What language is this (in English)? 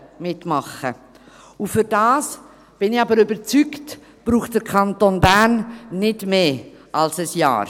Swiss German